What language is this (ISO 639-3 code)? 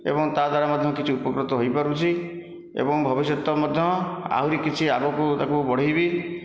ori